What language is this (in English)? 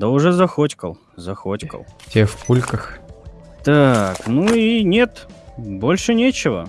Russian